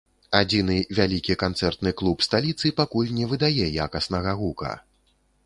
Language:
Belarusian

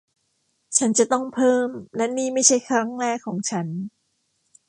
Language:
Thai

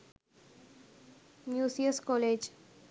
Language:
Sinhala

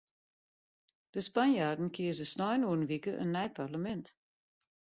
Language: Western Frisian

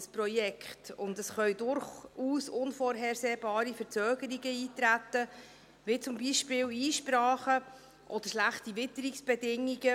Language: Swiss German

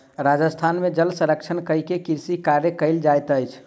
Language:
Maithili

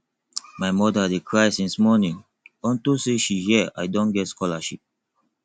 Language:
Nigerian Pidgin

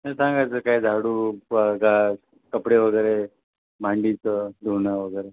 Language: Marathi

